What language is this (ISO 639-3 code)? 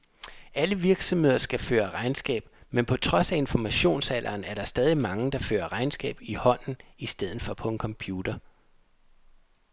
dan